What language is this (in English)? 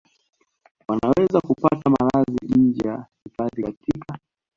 Swahili